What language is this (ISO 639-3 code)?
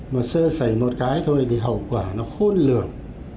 vie